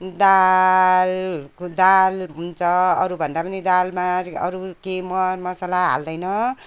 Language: Nepali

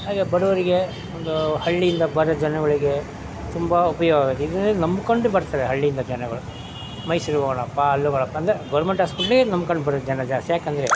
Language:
Kannada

